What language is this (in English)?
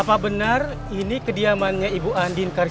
Indonesian